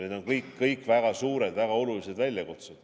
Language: Estonian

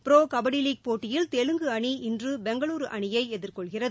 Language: Tamil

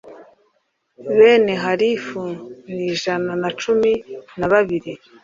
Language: Kinyarwanda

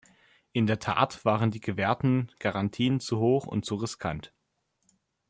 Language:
German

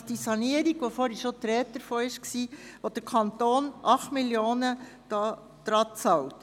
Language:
Swiss German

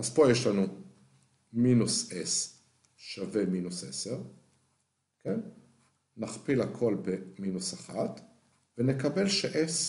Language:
Hebrew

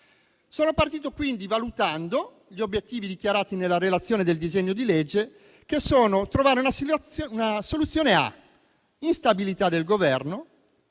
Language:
Italian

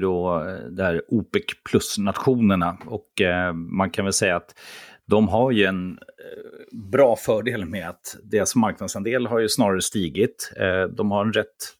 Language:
Swedish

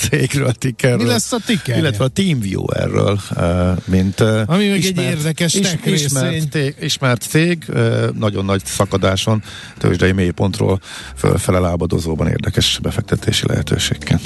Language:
Hungarian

